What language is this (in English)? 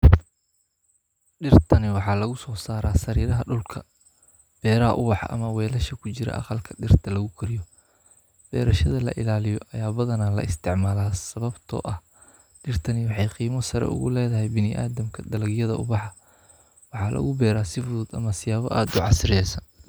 Somali